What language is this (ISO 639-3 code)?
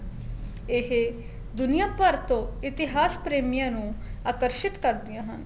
pan